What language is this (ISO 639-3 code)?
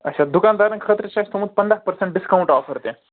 kas